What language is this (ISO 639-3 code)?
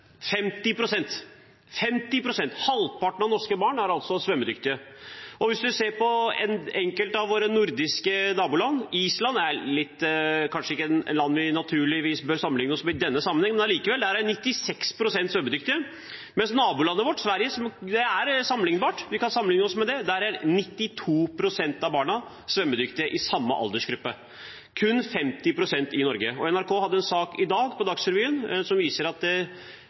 nob